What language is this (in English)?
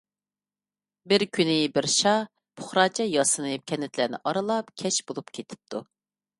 Uyghur